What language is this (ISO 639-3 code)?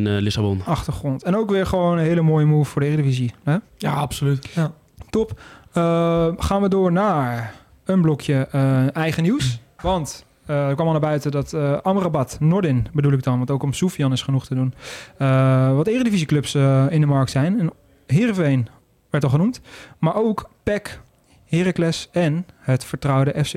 nld